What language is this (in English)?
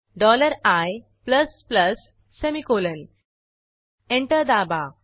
Marathi